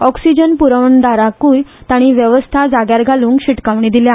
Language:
Konkani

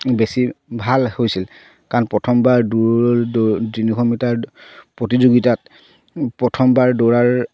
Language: Assamese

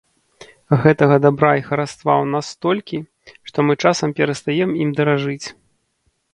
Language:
Belarusian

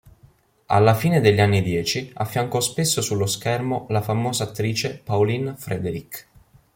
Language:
Italian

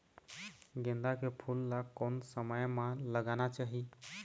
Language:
Chhattisgarhi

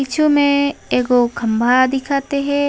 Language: Chhattisgarhi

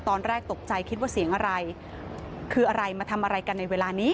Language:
Thai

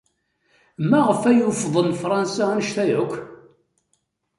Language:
Kabyle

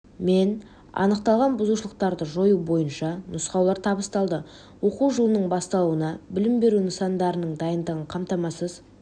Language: Kazakh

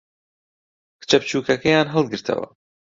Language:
Central Kurdish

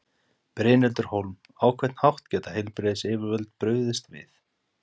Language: Icelandic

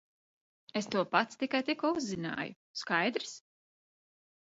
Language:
Latvian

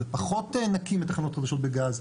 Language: Hebrew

